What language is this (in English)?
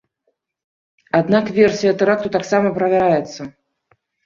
Belarusian